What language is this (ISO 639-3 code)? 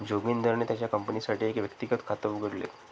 mar